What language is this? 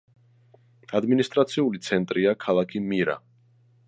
Georgian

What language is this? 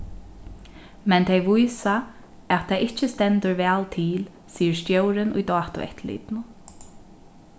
Faroese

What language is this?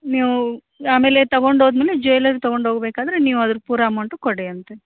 Kannada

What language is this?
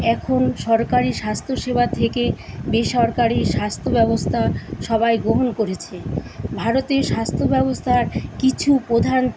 Bangla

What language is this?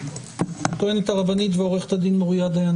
Hebrew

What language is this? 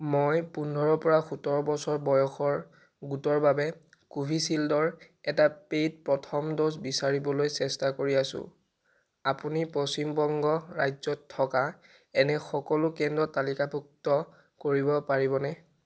Assamese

